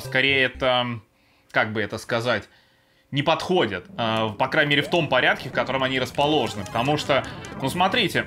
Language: Russian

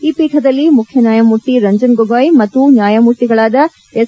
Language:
Kannada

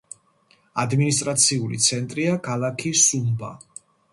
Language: Georgian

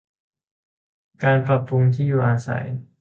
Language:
Thai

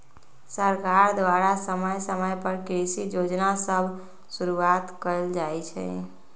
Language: Magahi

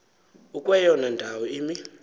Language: Xhosa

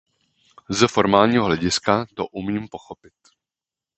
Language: Czech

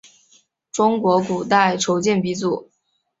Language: Chinese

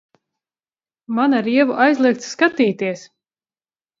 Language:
Latvian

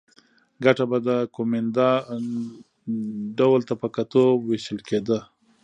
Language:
Pashto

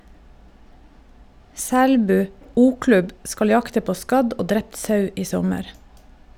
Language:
Norwegian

